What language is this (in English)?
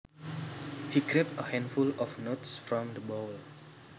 Javanese